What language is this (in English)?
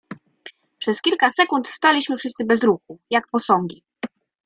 Polish